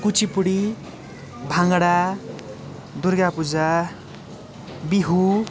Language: Nepali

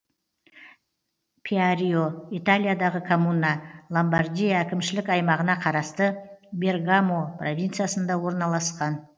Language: Kazakh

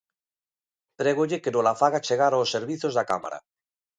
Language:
Galician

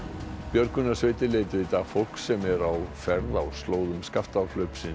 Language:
Icelandic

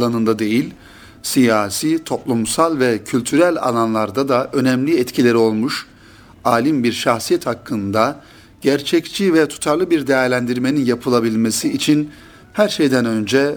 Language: Turkish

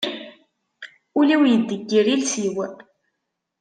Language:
Kabyle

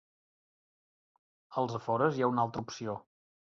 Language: Catalan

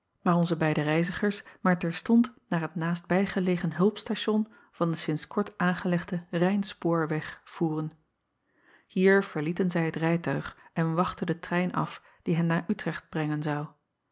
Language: Dutch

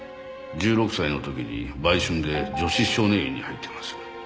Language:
Japanese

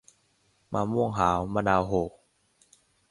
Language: Thai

